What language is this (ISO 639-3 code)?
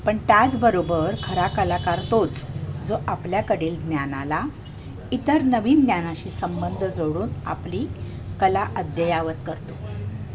mar